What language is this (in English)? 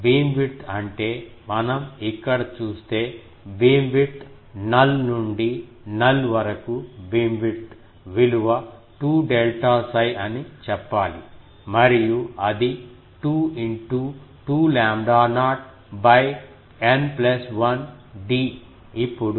Telugu